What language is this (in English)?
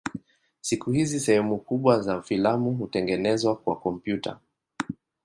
Swahili